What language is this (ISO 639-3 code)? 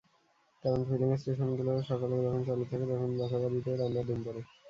ben